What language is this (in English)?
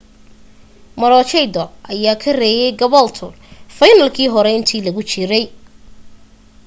Somali